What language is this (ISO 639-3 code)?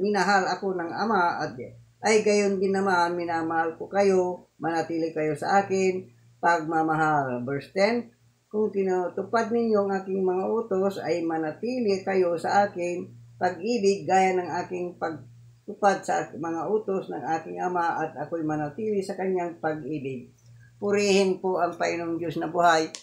fil